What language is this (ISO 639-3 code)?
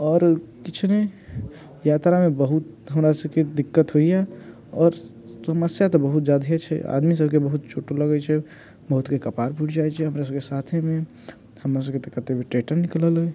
mai